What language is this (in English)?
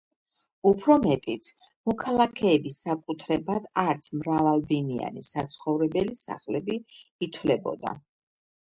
Georgian